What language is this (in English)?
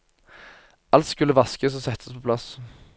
Norwegian